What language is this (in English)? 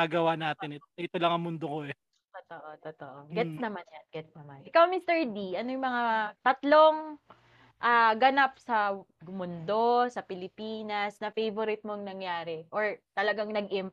Filipino